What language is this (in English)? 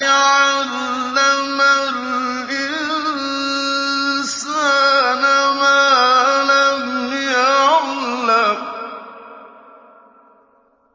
Arabic